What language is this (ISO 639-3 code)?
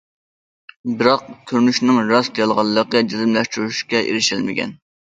uig